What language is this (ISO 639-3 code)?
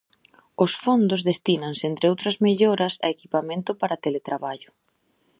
glg